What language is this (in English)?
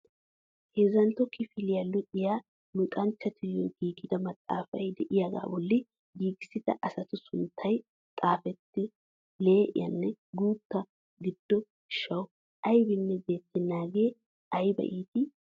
Wolaytta